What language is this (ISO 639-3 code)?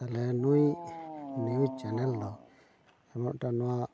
sat